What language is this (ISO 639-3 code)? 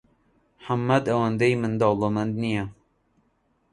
ckb